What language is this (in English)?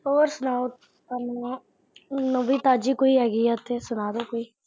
Punjabi